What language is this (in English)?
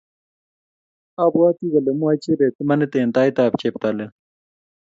Kalenjin